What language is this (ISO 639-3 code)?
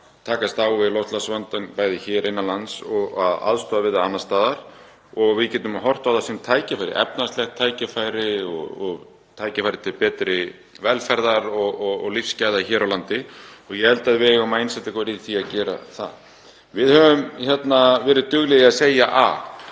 isl